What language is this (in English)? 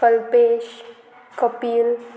Konkani